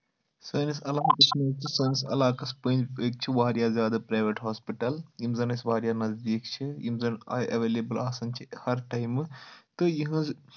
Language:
Kashmiri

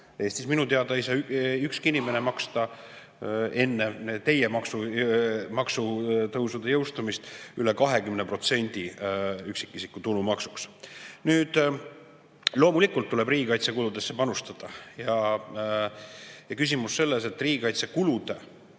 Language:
Estonian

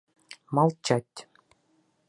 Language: Bashkir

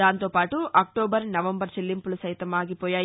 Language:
Telugu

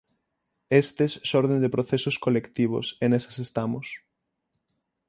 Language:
Galician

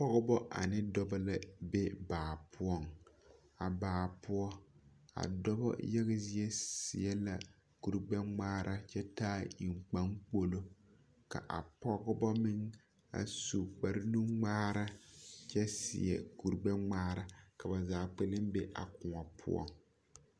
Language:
Southern Dagaare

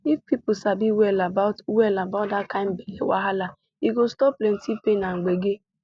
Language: Nigerian Pidgin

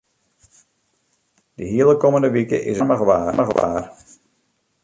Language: Western Frisian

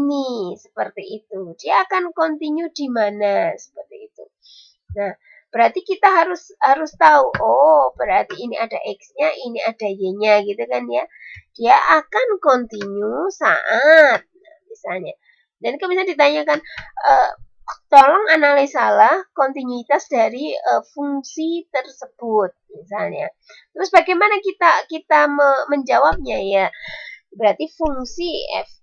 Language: Indonesian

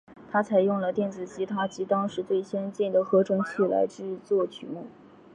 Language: Chinese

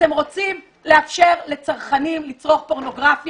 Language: Hebrew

